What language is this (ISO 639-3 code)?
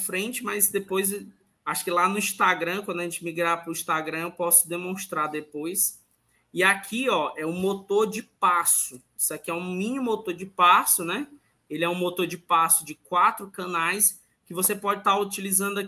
por